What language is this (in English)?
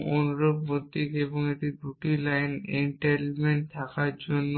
Bangla